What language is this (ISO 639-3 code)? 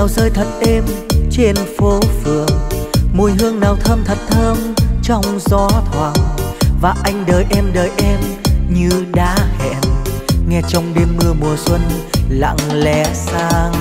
vie